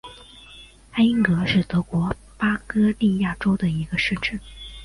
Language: Chinese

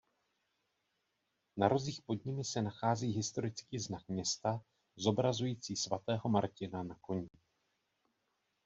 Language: Czech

